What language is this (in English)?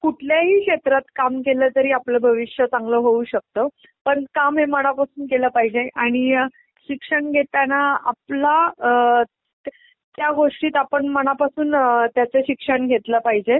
Marathi